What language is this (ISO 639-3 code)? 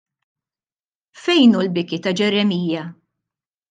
mlt